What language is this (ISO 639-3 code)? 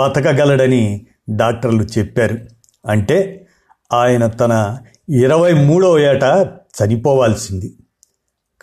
tel